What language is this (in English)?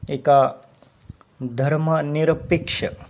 Marathi